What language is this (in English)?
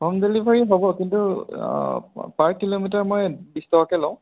Assamese